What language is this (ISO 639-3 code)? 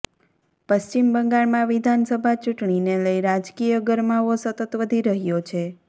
guj